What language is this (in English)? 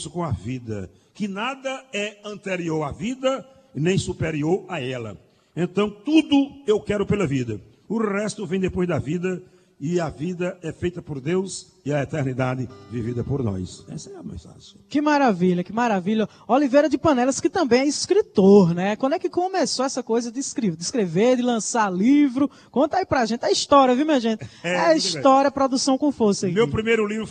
Portuguese